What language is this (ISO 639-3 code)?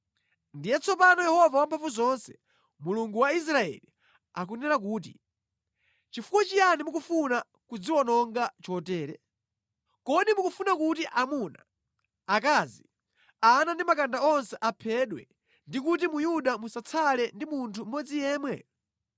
nya